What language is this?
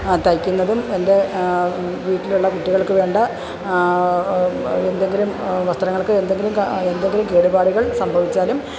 Malayalam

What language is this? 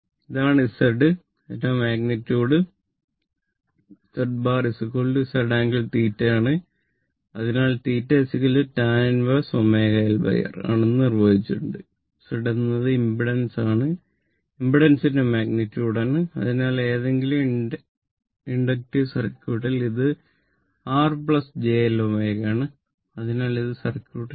Malayalam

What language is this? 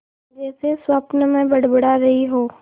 Hindi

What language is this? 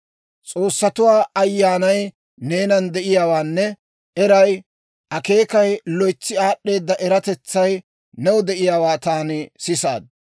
Dawro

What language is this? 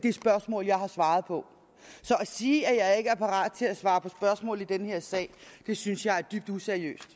Danish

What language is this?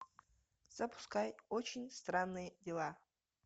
Russian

